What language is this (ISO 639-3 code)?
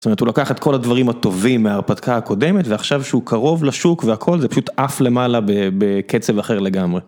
heb